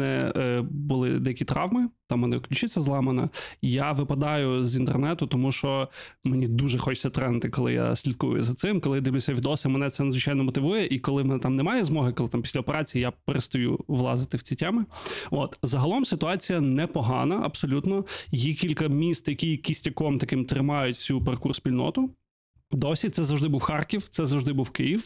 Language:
Ukrainian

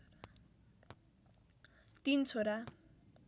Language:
Nepali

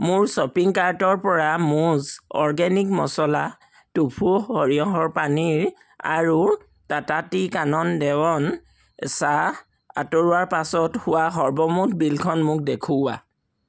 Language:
Assamese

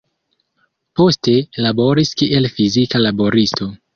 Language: Esperanto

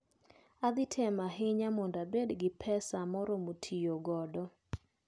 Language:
Luo (Kenya and Tanzania)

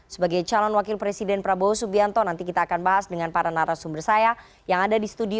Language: Indonesian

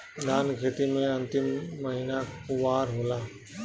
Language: Bhojpuri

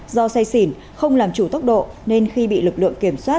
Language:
Vietnamese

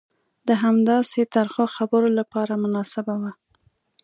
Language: Pashto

